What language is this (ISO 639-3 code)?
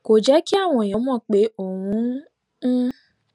yor